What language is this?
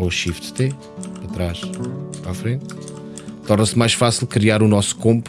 Portuguese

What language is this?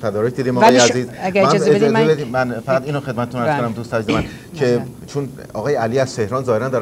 Persian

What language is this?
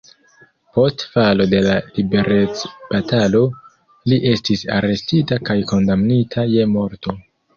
Esperanto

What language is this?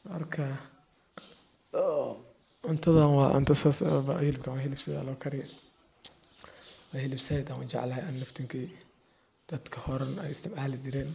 Somali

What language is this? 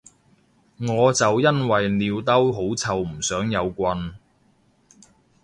Cantonese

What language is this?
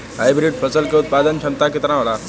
Bhojpuri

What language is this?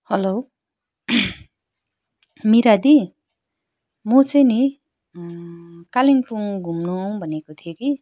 Nepali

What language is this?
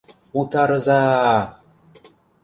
Mari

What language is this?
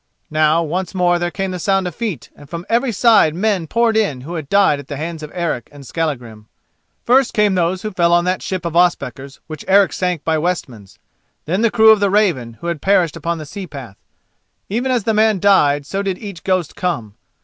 English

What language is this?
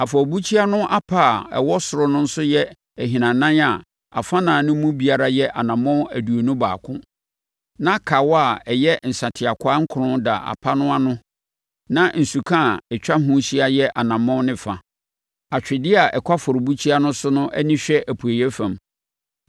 Akan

